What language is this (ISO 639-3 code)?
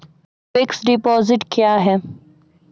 mai